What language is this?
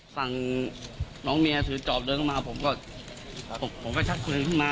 Thai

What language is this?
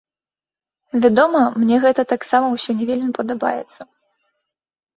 Belarusian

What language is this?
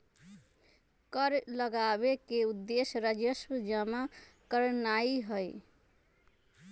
Magahi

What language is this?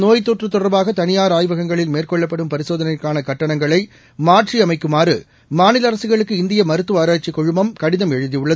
Tamil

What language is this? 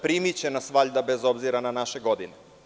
Serbian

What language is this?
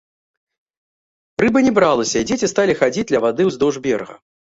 Belarusian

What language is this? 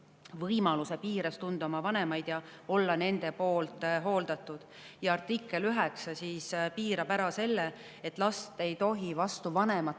Estonian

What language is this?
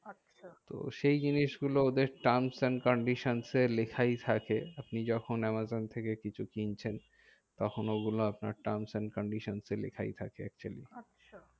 Bangla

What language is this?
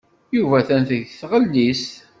Kabyle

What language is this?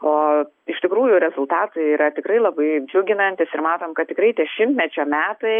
Lithuanian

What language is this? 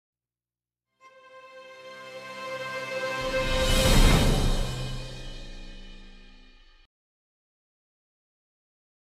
Polish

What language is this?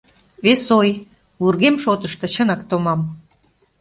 Mari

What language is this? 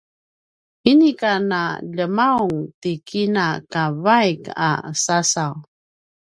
Paiwan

